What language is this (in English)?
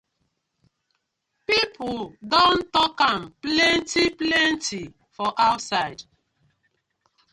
Nigerian Pidgin